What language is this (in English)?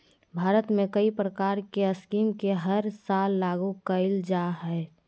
Magahi